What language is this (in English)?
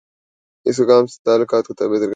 Urdu